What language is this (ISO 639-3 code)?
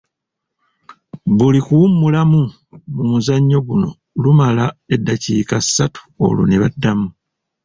lug